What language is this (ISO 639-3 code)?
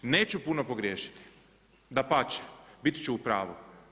hrv